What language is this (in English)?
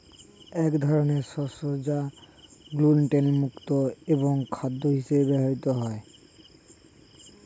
Bangla